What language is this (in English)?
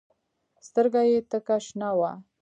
Pashto